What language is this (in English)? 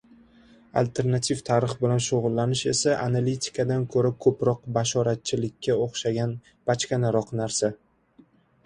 Uzbek